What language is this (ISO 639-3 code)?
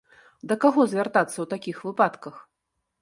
bel